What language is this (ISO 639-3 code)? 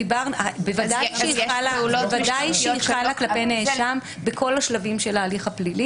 heb